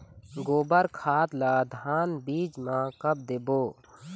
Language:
Chhattisgarhi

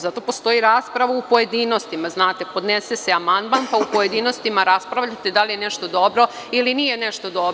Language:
Serbian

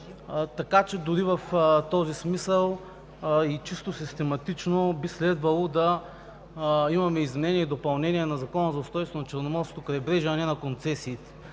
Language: Bulgarian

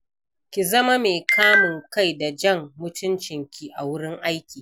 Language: Hausa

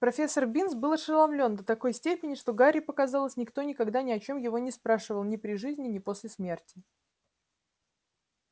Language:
Russian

